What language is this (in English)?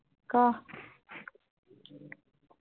Assamese